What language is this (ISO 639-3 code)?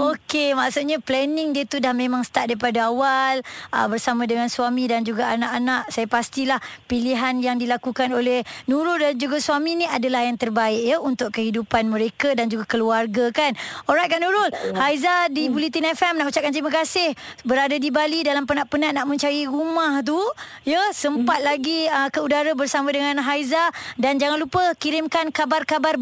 msa